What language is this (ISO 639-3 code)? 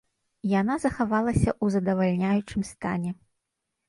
bel